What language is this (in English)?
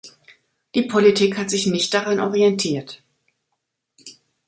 German